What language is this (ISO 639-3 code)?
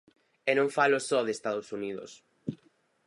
glg